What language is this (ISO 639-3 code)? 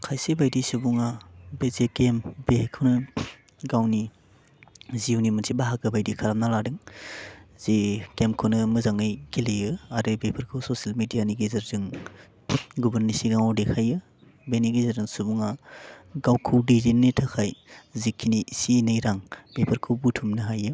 brx